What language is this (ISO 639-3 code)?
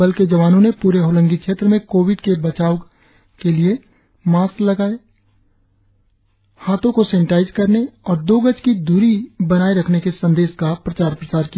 hin